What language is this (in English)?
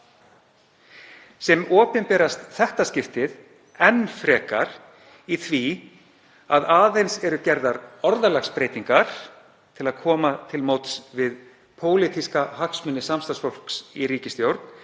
Icelandic